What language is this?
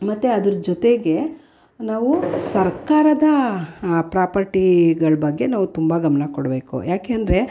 Kannada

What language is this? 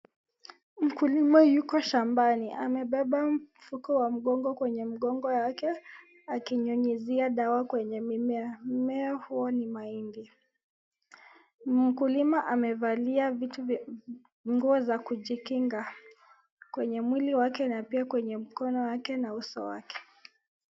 Swahili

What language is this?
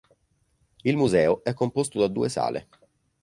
Italian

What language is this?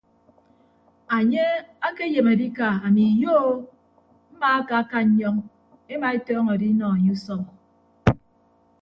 Ibibio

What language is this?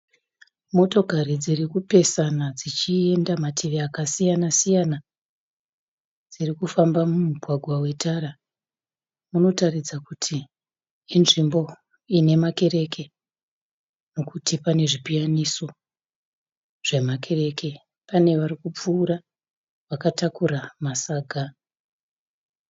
Shona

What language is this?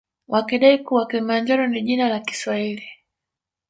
Swahili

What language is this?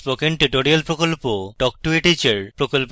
Bangla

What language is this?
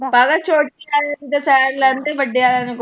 Punjabi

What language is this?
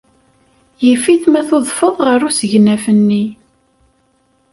Kabyle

